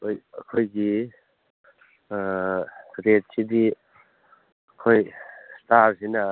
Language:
Manipuri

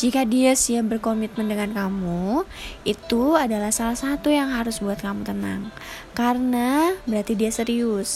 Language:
Indonesian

